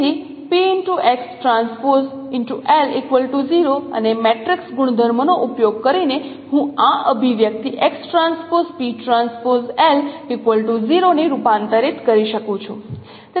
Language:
Gujarati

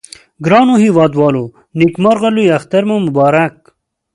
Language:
Pashto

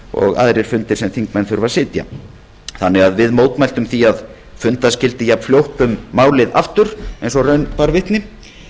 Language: Icelandic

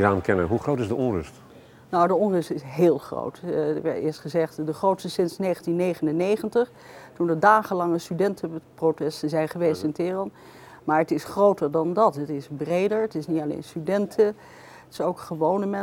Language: Dutch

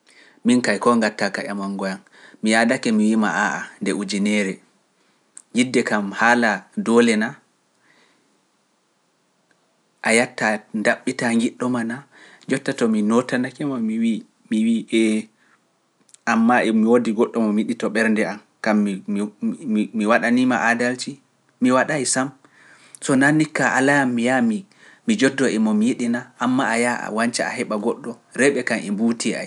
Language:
Pular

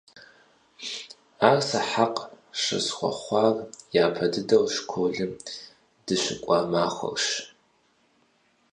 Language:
Kabardian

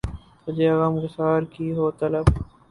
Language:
Urdu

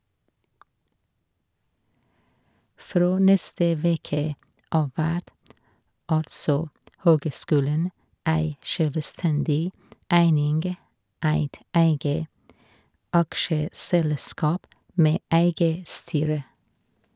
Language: Norwegian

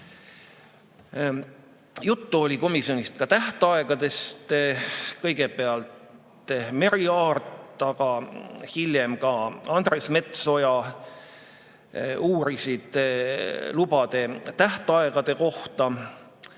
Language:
Estonian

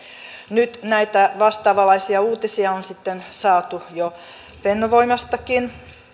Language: Finnish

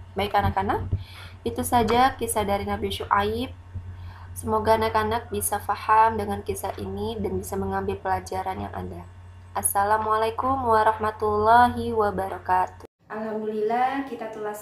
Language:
Indonesian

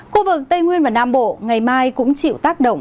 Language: Vietnamese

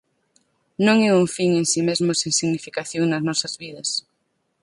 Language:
Galician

